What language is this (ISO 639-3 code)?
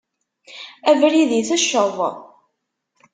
kab